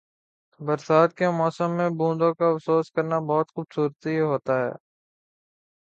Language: Urdu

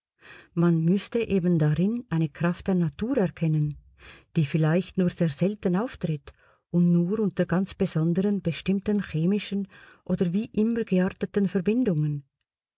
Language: German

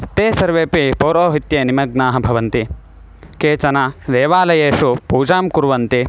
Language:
Sanskrit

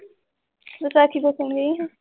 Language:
Punjabi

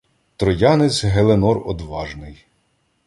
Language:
Ukrainian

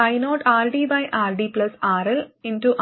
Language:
Malayalam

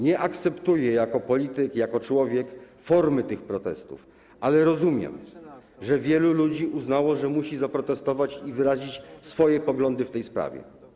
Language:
Polish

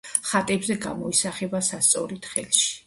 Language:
Georgian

